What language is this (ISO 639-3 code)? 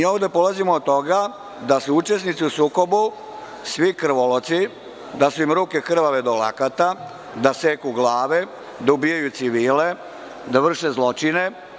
srp